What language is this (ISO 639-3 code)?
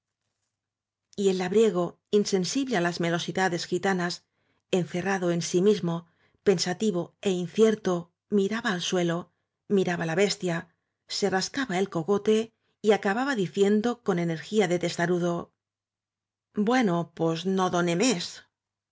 spa